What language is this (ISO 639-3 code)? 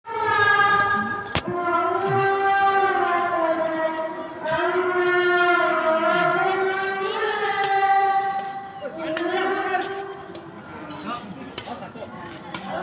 ind